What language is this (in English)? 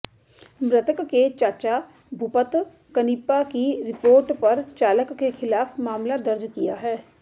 Hindi